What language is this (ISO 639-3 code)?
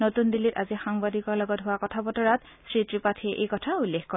asm